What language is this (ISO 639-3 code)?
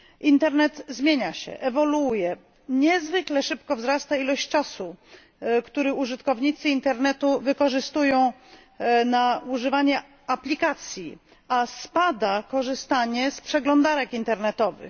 pol